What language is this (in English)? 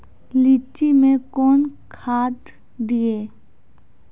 Maithili